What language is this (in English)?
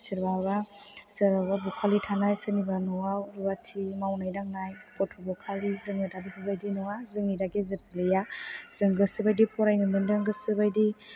Bodo